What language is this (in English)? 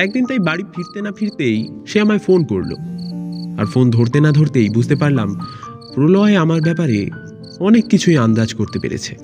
Bangla